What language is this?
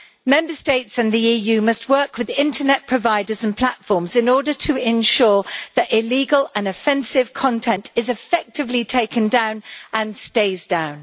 English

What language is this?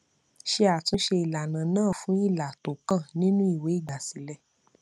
Yoruba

